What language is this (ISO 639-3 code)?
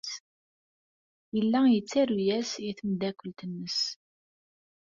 kab